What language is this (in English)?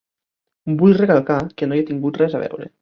Catalan